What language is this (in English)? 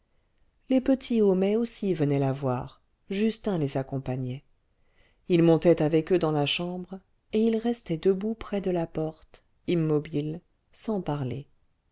French